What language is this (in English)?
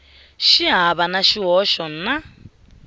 Tsonga